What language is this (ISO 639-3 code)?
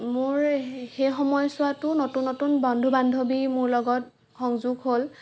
asm